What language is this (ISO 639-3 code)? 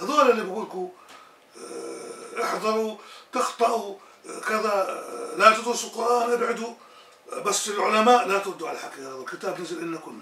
ara